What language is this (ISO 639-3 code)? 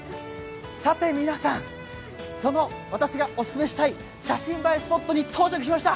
jpn